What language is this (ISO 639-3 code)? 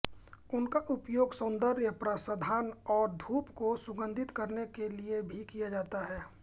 hin